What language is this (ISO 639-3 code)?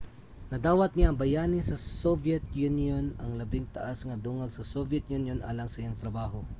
ceb